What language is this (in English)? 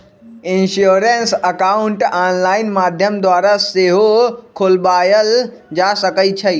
Magahi